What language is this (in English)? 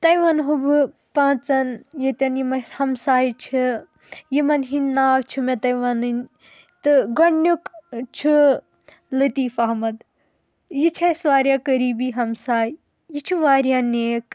Kashmiri